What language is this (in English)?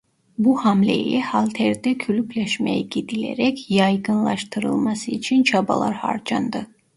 Turkish